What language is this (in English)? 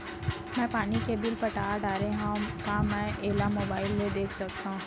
Chhattisgarhi